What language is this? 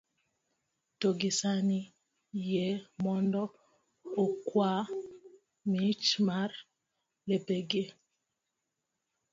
Luo (Kenya and Tanzania)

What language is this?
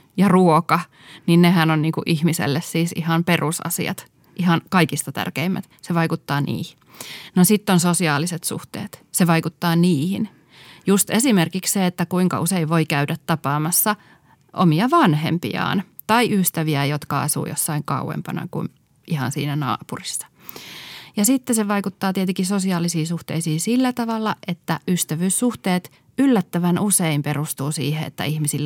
Finnish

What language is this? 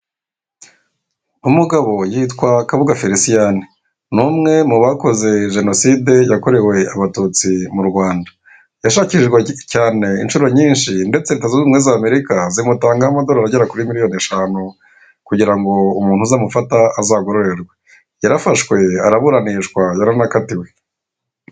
Kinyarwanda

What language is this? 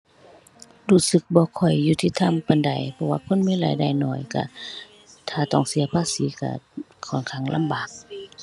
Thai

